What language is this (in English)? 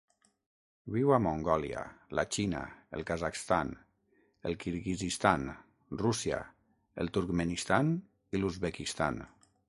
Catalan